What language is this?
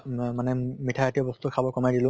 Assamese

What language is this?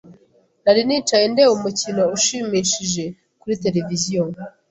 Kinyarwanda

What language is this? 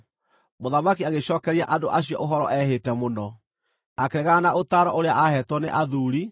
Kikuyu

